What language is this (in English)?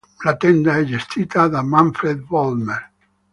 Italian